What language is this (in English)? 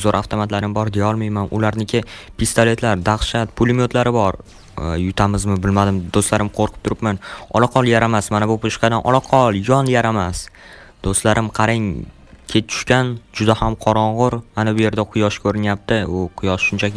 Turkish